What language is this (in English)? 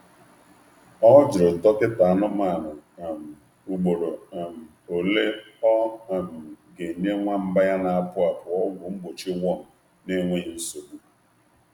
Igbo